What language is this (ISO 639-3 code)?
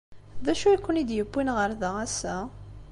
kab